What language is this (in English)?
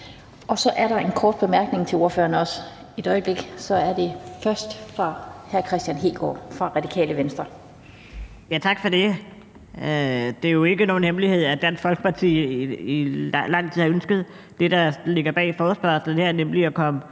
Danish